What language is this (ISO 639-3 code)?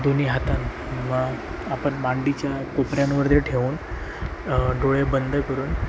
mar